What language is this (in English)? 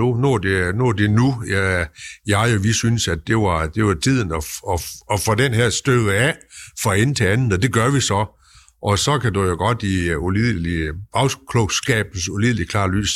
Danish